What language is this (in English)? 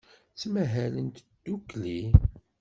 Kabyle